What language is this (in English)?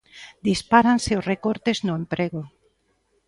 Galician